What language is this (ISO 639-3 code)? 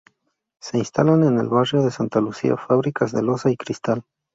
spa